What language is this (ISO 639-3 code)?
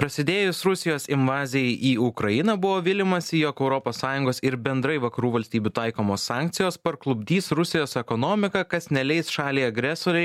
lit